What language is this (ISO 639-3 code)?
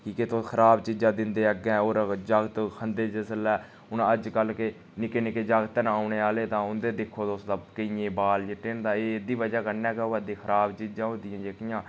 doi